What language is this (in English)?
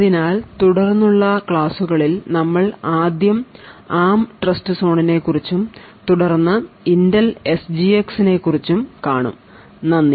Malayalam